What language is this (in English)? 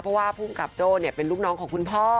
Thai